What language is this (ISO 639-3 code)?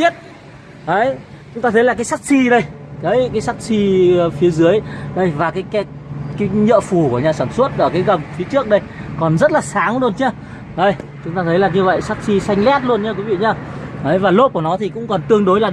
vie